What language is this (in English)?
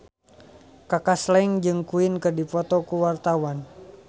Sundanese